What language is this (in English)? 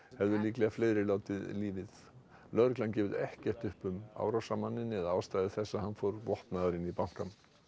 Icelandic